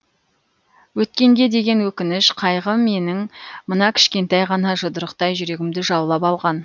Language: Kazakh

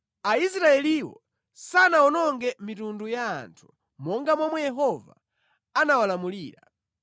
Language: Nyanja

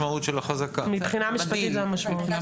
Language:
Hebrew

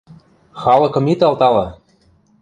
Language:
Western Mari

